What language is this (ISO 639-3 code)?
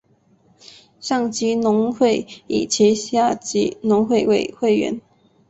zho